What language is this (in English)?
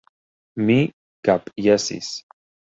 Esperanto